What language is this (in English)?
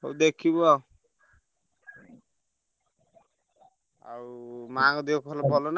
Odia